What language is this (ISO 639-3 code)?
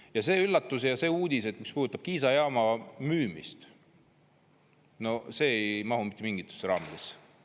est